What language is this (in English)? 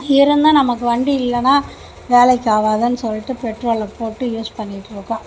Tamil